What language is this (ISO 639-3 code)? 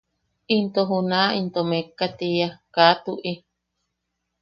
yaq